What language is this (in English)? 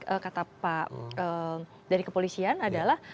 Indonesian